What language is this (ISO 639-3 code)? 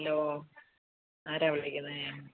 mal